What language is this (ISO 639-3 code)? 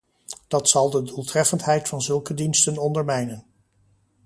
nld